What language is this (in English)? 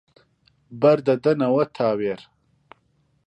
Central Kurdish